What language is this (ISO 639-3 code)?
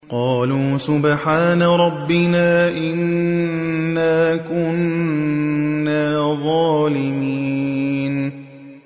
ara